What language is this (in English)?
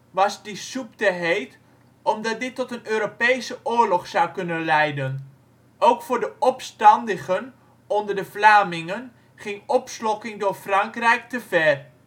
Dutch